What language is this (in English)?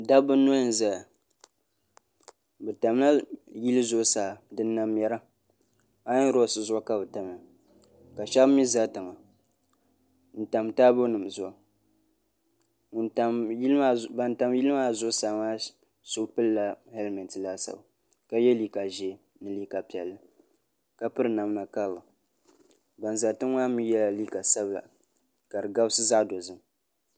Dagbani